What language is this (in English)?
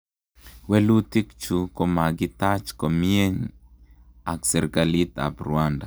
Kalenjin